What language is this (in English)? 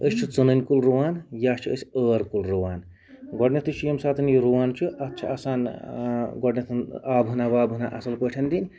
Kashmiri